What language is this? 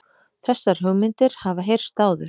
Icelandic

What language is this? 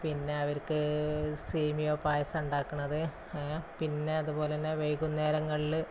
Malayalam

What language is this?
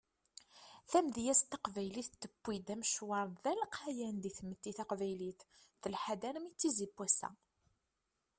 Kabyle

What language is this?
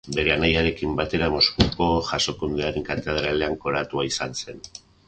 Basque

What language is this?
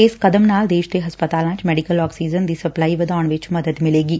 Punjabi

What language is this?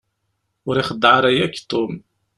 Kabyle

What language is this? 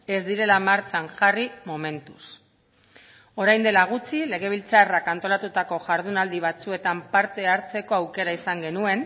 Basque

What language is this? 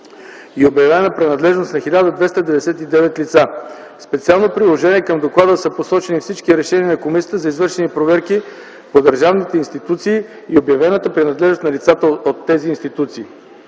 Bulgarian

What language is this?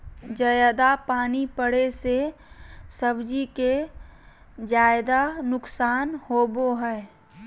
Magahi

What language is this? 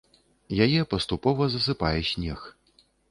Belarusian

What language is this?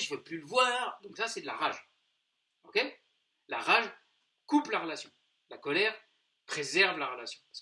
French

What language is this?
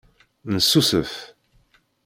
Kabyle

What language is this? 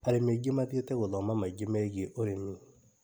Kikuyu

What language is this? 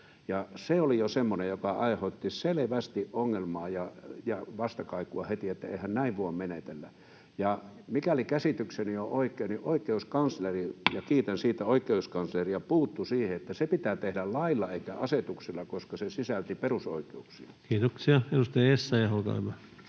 Finnish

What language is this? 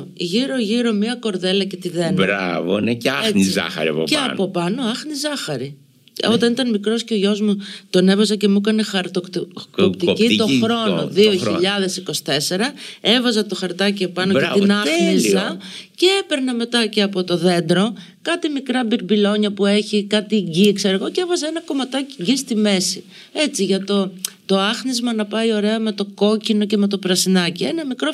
Greek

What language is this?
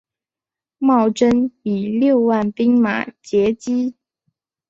Chinese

